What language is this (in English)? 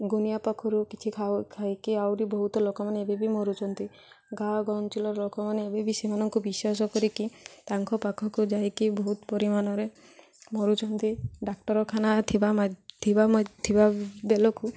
Odia